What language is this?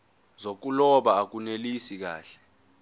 Zulu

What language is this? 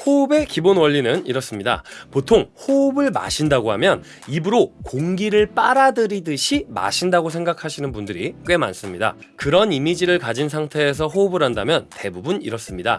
Korean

